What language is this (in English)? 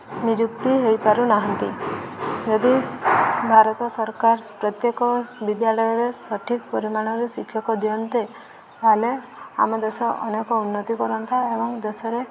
Odia